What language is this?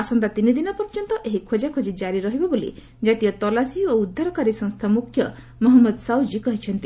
Odia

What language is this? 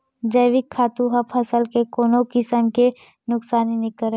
Chhattisgarhi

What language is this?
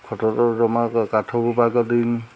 Odia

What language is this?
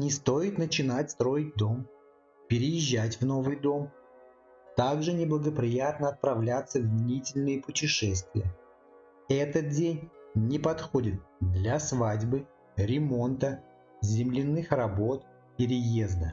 Russian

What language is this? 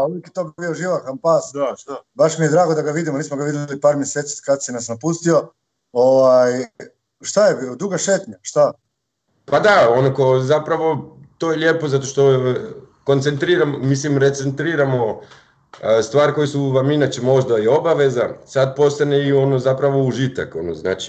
Croatian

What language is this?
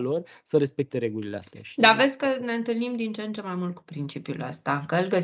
Romanian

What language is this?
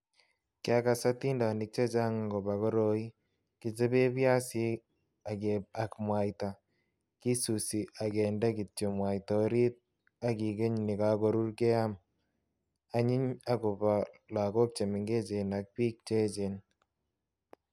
Kalenjin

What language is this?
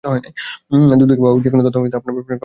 Bangla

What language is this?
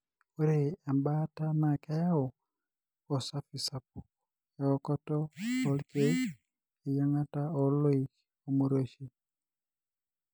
Masai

